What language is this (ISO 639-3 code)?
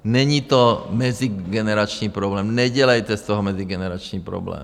ces